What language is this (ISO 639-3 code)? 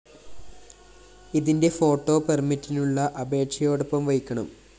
mal